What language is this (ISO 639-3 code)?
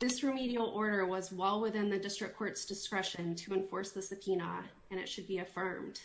eng